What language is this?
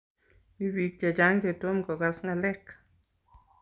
Kalenjin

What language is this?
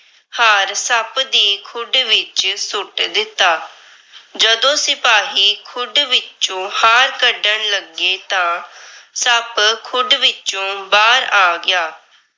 Punjabi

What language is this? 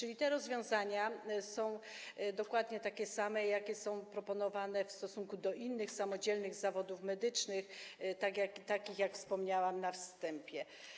Polish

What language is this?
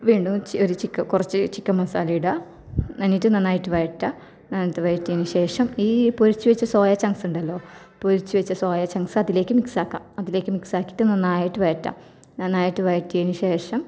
Malayalam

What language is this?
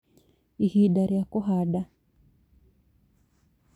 Kikuyu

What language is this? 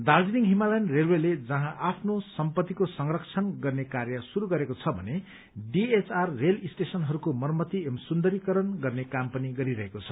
Nepali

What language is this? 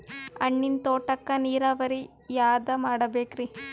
Kannada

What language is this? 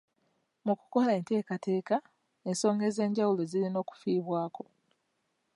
Ganda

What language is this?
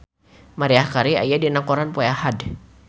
Sundanese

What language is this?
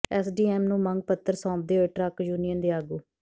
Punjabi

